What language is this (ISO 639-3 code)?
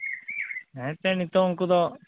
sat